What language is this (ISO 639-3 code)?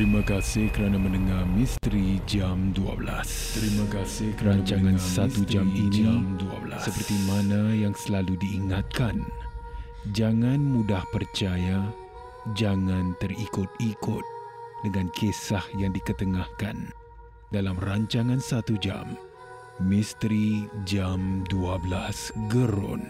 msa